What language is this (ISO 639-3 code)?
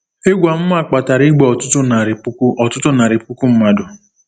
ibo